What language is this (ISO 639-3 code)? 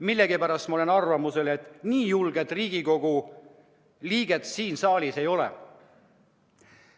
est